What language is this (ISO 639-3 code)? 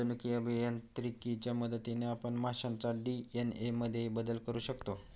mar